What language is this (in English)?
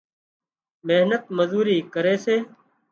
Wadiyara Koli